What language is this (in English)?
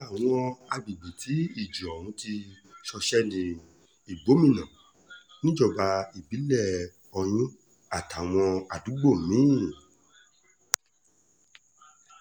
Yoruba